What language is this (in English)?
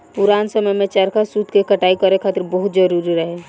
Bhojpuri